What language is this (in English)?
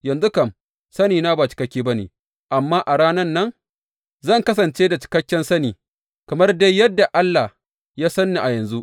Hausa